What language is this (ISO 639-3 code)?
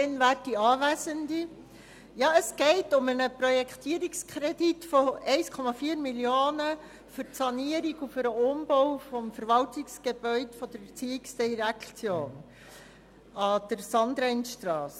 gsw